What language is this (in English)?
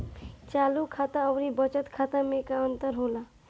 Bhojpuri